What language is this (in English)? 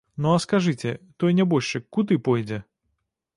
Belarusian